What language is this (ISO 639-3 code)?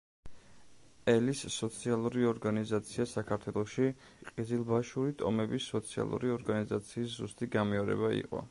kat